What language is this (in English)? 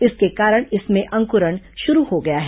Hindi